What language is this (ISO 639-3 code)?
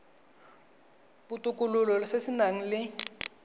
tsn